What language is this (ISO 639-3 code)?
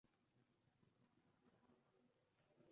uzb